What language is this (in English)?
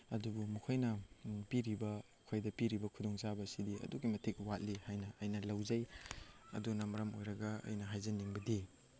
Manipuri